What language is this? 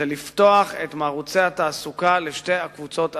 Hebrew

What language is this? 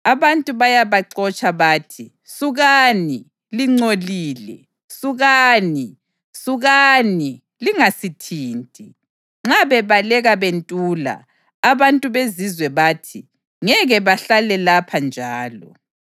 North Ndebele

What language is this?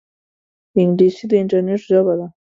Pashto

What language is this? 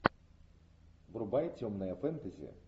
Russian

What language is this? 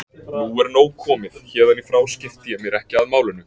Icelandic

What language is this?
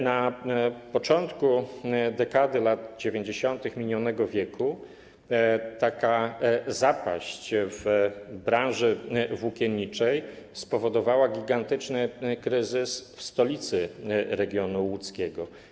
Polish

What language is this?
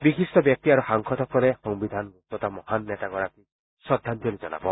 Assamese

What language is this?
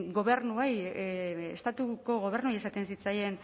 Basque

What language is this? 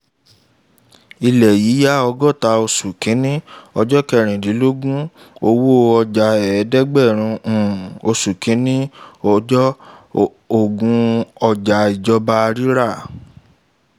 Yoruba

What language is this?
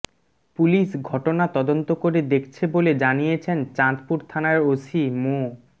Bangla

